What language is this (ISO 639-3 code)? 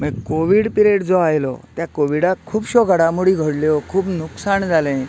kok